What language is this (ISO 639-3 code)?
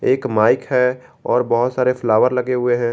hin